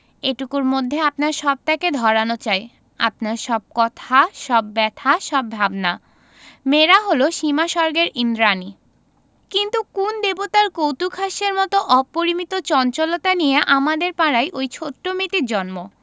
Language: Bangla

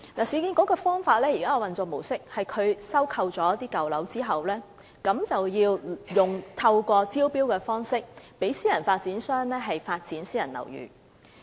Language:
Cantonese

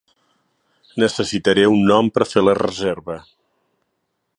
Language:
Catalan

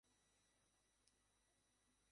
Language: Bangla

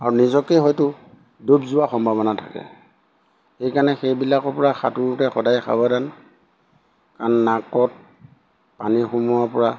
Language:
Assamese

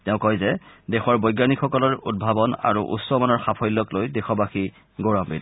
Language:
Assamese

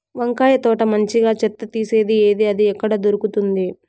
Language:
Telugu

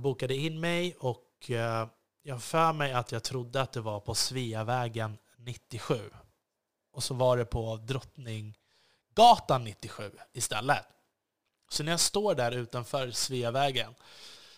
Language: Swedish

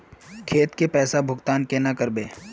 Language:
Magahi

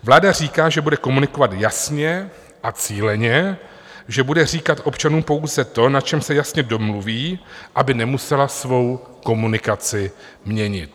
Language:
Czech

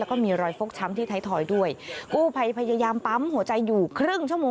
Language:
Thai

